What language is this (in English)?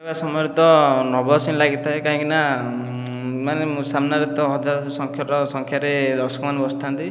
Odia